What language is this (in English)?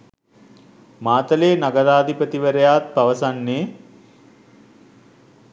Sinhala